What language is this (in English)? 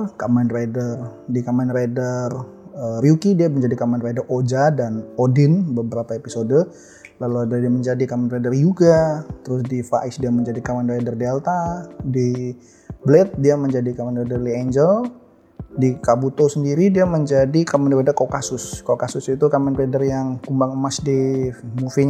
Indonesian